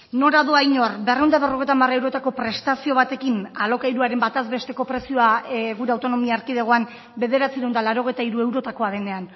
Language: Basque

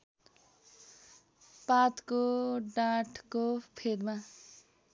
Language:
Nepali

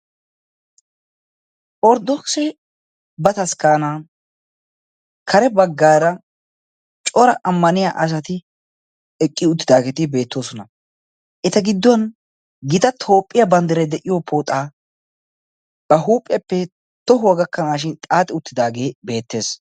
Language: Wolaytta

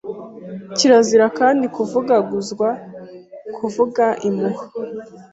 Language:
Kinyarwanda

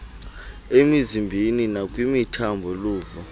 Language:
Xhosa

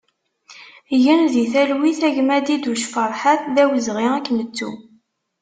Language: Kabyle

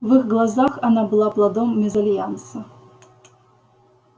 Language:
Russian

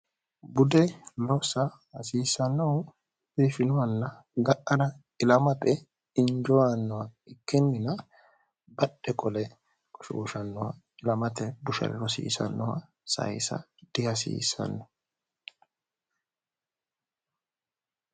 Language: Sidamo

